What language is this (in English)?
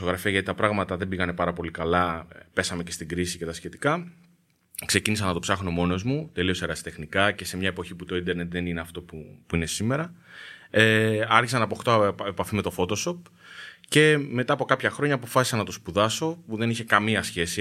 Greek